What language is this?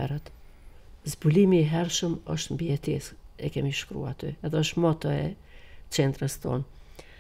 Romanian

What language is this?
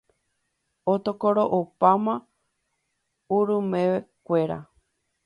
Guarani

